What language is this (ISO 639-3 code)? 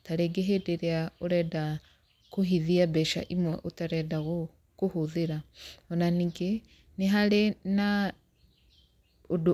kik